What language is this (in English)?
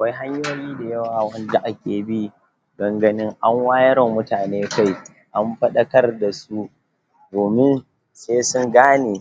Hausa